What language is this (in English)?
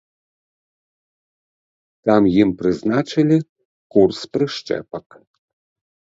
Belarusian